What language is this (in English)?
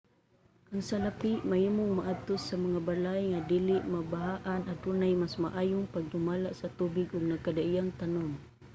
Cebuano